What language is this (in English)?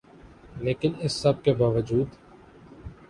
Urdu